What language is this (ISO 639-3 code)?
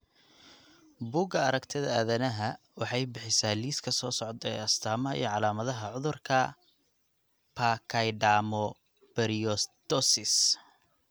som